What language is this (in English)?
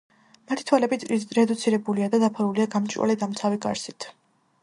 Georgian